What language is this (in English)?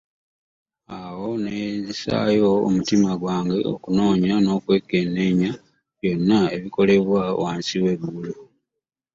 Ganda